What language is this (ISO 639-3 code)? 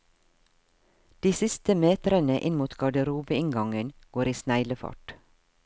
nor